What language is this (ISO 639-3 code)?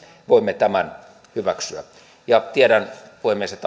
fin